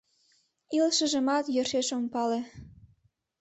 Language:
Mari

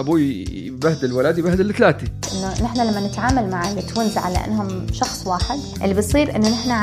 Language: Arabic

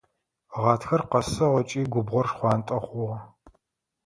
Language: Adyghe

